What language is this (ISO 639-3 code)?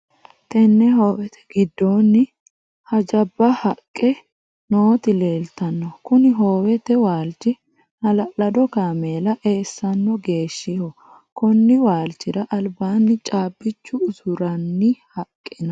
sid